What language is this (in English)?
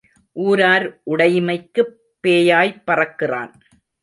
Tamil